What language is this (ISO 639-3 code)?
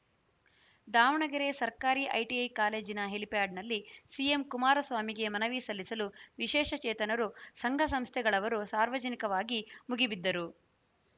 kan